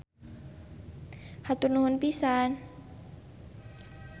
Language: Sundanese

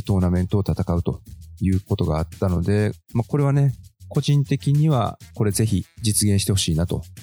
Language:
Japanese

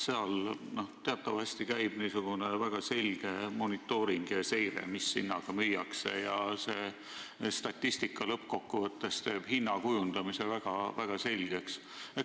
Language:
Estonian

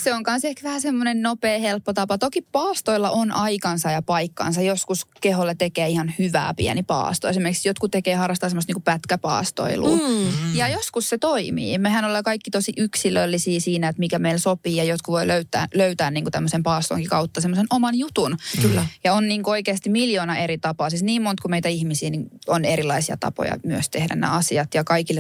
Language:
Finnish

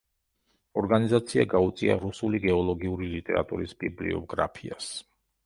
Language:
Georgian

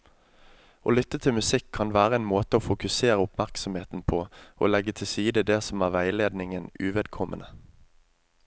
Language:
Norwegian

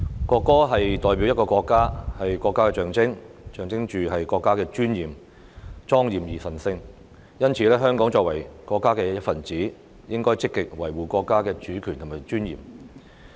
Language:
Cantonese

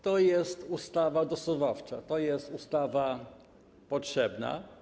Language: Polish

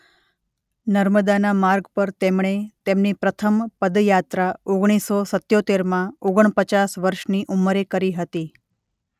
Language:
Gujarati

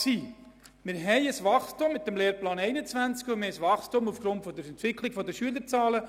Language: Swiss German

